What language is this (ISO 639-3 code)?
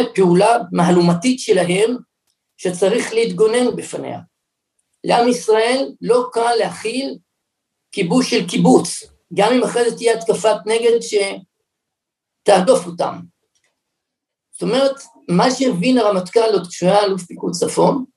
heb